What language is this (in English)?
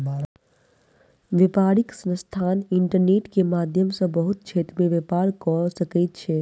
Maithili